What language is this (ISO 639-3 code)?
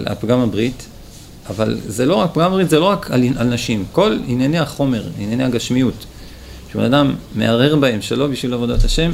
heb